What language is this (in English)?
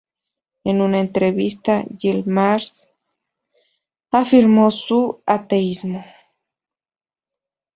Spanish